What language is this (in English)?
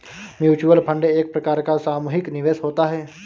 Hindi